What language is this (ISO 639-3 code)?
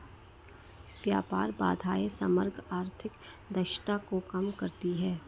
hin